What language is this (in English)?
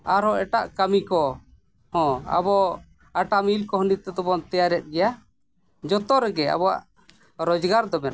Santali